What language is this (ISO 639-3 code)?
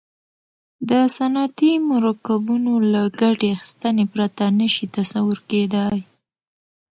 pus